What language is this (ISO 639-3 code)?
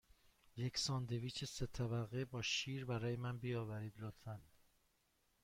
fas